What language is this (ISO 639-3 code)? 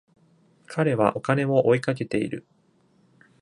jpn